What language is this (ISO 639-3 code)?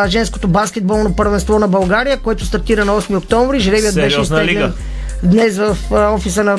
bul